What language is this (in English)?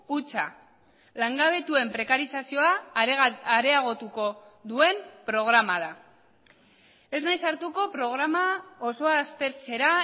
Basque